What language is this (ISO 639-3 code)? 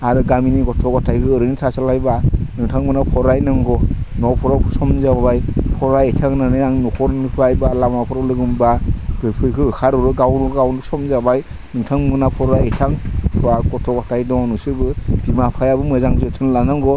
brx